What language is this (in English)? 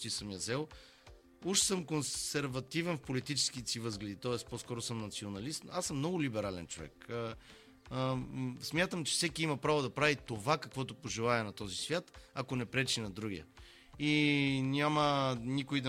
Bulgarian